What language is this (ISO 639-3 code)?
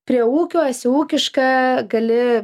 lit